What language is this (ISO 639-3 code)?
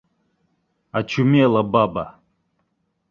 bak